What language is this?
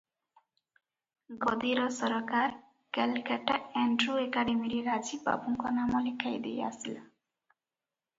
Odia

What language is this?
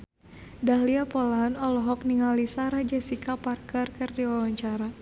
Sundanese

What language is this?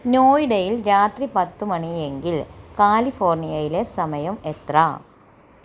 Malayalam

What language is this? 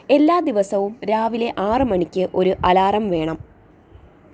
Malayalam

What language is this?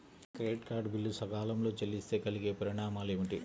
Telugu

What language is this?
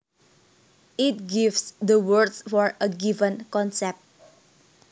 Javanese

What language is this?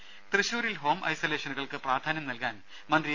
Malayalam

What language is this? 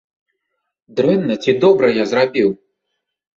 Belarusian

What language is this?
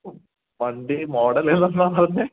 Malayalam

